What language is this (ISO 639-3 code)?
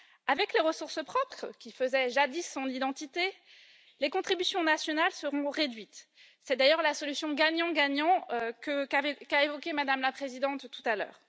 fra